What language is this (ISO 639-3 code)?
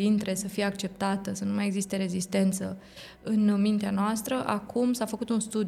ron